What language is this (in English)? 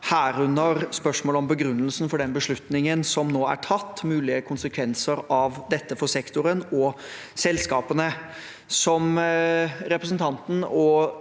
Norwegian